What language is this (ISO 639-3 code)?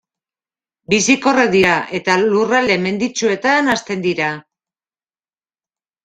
eus